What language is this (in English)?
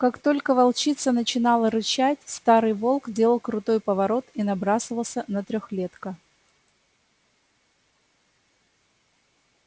Russian